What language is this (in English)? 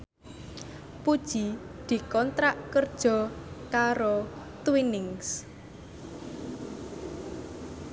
Javanese